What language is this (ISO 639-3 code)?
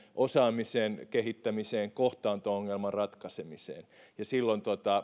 fin